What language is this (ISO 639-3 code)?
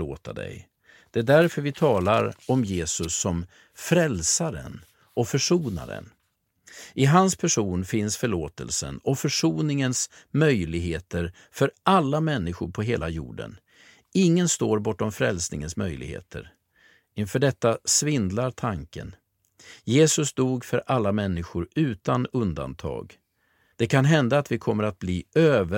swe